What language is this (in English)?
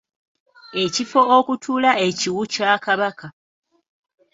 Ganda